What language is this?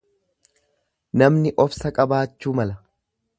Oromo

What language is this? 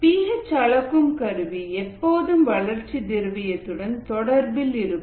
Tamil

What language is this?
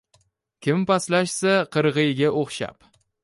Uzbek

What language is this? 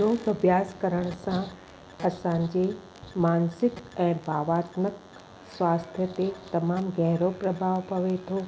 Sindhi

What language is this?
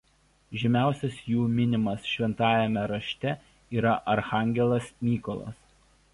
Lithuanian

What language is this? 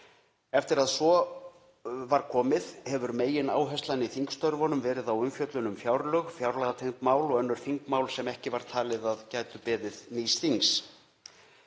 Icelandic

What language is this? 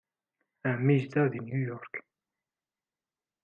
Kabyle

